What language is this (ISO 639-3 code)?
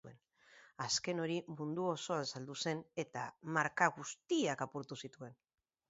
eus